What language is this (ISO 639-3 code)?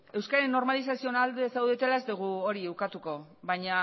eus